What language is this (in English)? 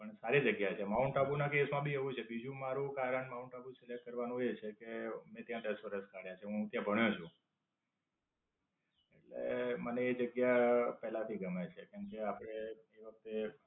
Gujarati